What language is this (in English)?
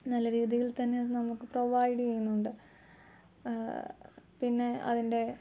Malayalam